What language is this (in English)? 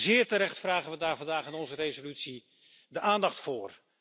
Dutch